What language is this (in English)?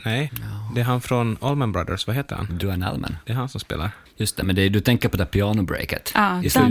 Swedish